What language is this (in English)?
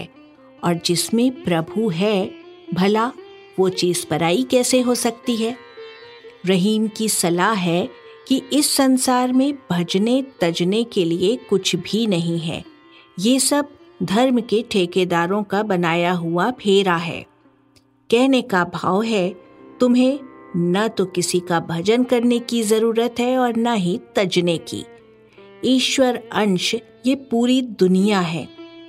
Hindi